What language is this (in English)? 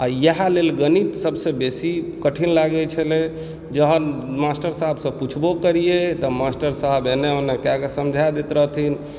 Maithili